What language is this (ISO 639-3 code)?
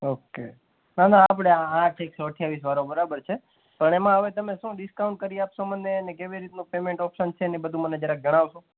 guj